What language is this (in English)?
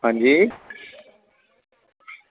Dogri